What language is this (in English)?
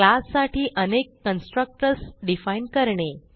Marathi